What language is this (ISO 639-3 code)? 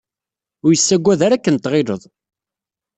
kab